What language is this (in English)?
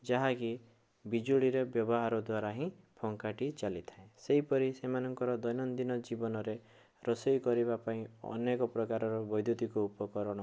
Odia